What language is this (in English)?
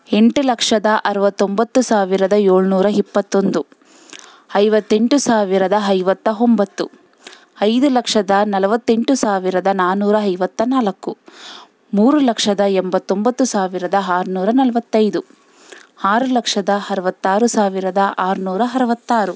Kannada